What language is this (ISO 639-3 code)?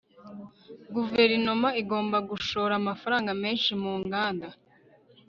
kin